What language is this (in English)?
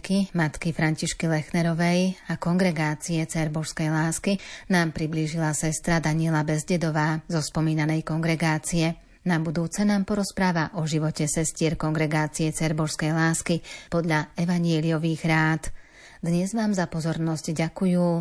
Slovak